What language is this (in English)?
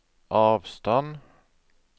Norwegian